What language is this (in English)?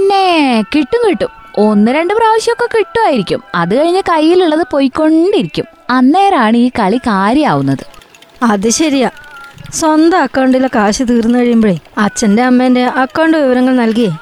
Malayalam